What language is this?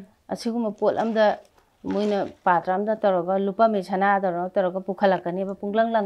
Arabic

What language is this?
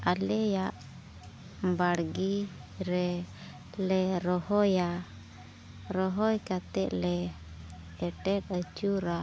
Santali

